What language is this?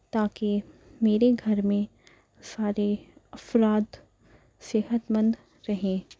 Urdu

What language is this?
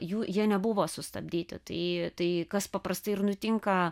Lithuanian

